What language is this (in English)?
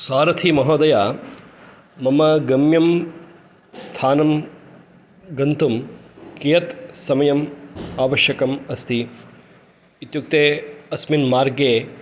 Sanskrit